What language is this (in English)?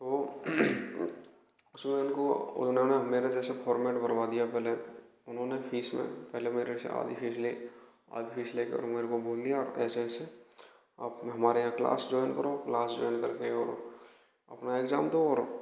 Hindi